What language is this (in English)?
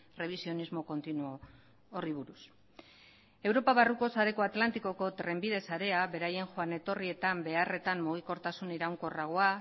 Basque